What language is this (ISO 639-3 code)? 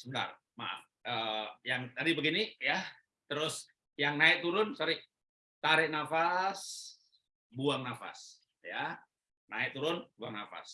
ind